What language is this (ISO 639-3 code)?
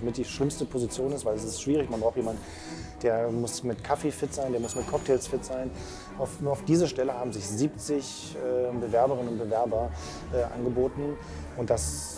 deu